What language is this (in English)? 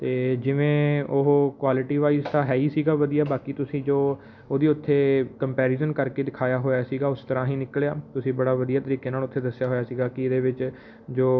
Punjabi